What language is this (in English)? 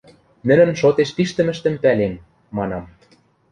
Western Mari